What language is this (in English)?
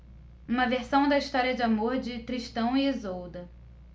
Portuguese